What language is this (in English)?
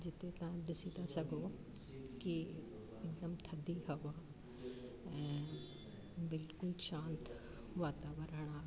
Sindhi